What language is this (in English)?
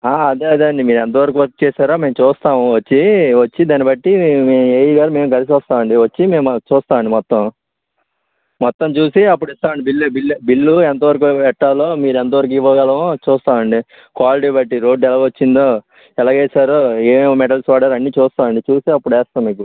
Telugu